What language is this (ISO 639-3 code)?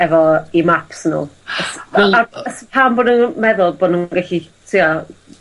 cym